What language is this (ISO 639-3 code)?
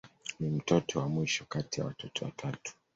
swa